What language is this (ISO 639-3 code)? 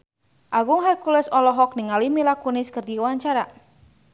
sun